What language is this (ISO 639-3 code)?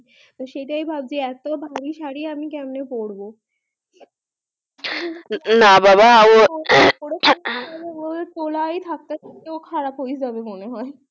ben